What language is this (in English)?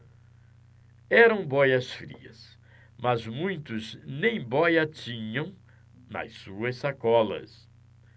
Portuguese